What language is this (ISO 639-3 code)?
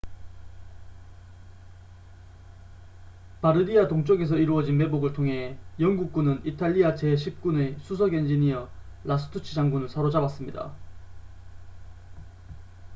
kor